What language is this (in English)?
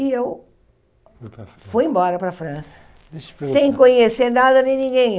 Portuguese